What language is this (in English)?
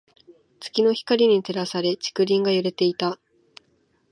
Japanese